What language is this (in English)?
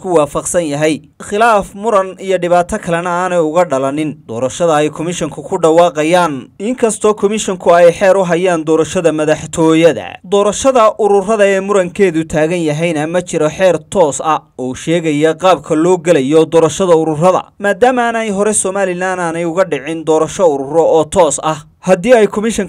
Arabic